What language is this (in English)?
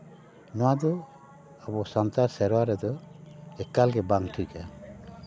Santali